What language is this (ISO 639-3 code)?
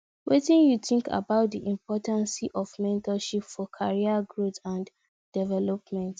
pcm